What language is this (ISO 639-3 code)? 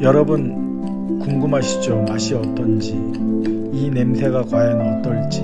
kor